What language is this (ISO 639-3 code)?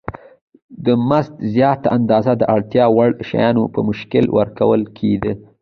pus